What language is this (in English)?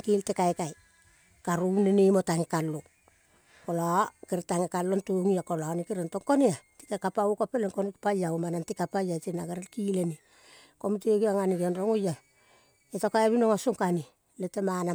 Kol (Papua New Guinea)